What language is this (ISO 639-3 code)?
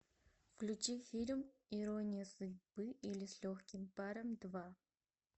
rus